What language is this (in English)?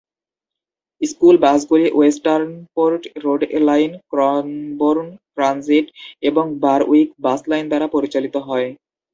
Bangla